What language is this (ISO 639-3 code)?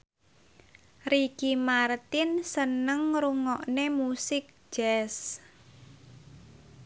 jav